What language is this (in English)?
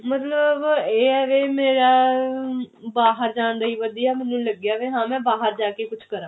Punjabi